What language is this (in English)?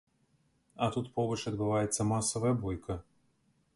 Belarusian